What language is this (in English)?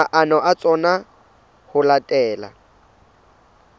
Southern Sotho